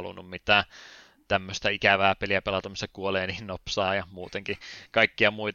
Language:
Finnish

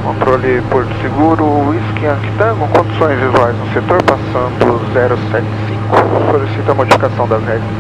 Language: Portuguese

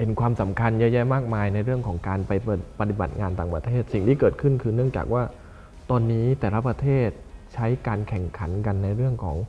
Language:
Thai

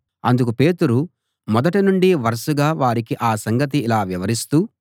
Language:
Telugu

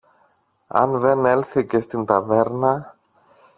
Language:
Greek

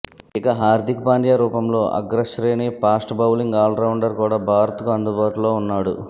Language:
Telugu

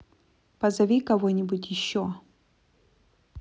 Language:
Russian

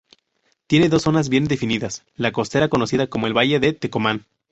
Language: Spanish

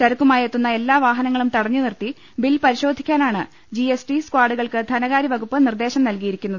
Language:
Malayalam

